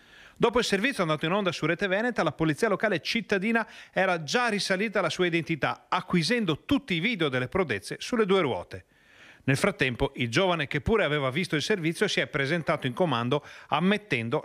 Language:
Italian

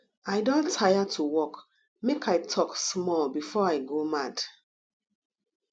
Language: Nigerian Pidgin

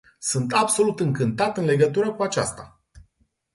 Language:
Romanian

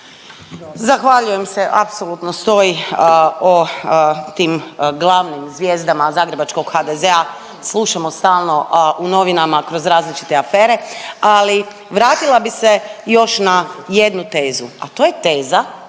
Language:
Croatian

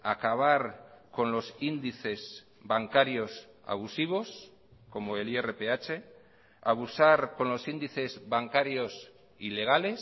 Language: Spanish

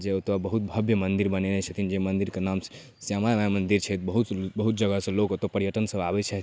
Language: Maithili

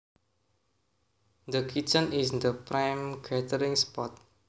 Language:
Javanese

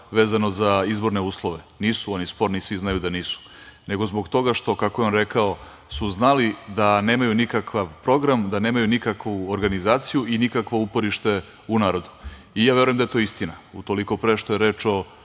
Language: Serbian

